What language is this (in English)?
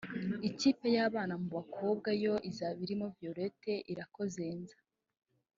Kinyarwanda